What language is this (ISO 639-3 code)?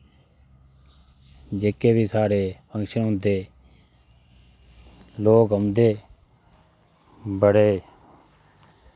doi